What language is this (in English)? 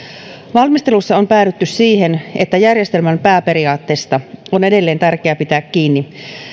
Finnish